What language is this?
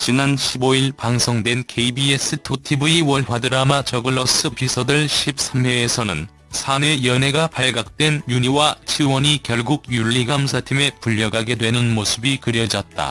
Korean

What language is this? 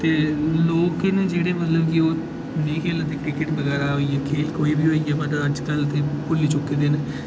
Dogri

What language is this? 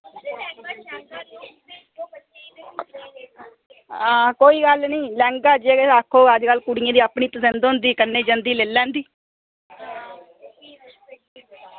Dogri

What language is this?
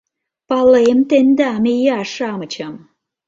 Mari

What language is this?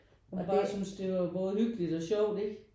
Danish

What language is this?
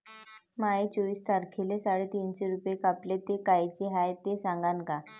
Marathi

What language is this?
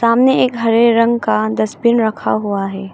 Hindi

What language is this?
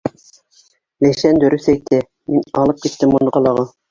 Bashkir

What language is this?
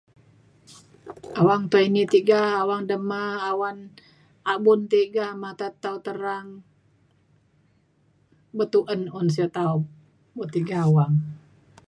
Mainstream Kenyah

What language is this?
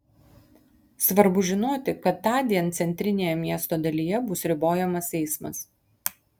Lithuanian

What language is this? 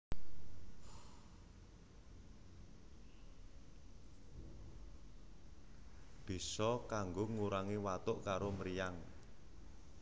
Javanese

